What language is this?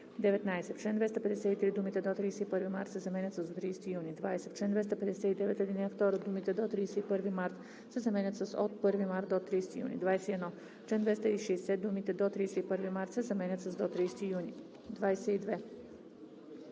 Bulgarian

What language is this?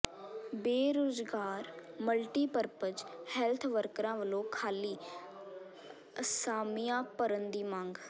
Punjabi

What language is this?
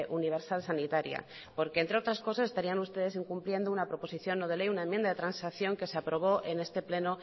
Spanish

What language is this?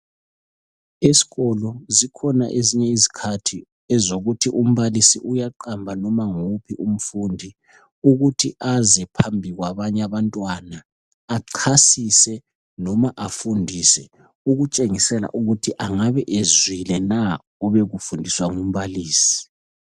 North Ndebele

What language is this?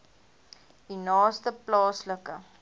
Afrikaans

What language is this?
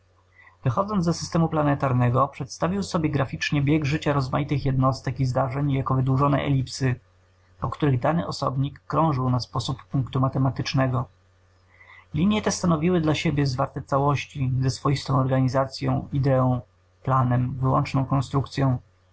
Polish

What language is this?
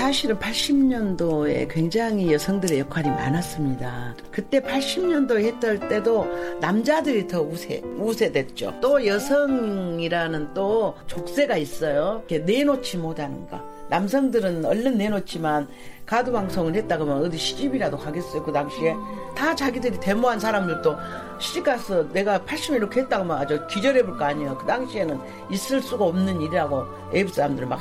Korean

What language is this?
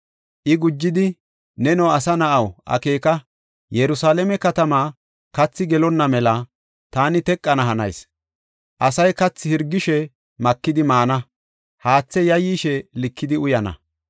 Gofa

